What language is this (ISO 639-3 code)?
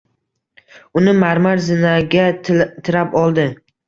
uzb